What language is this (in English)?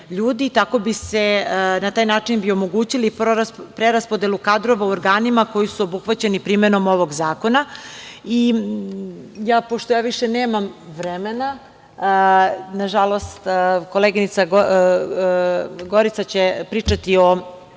Serbian